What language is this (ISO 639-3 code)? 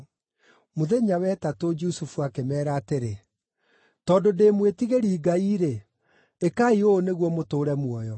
kik